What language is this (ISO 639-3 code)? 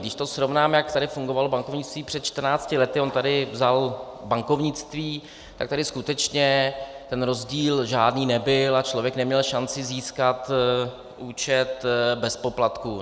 ces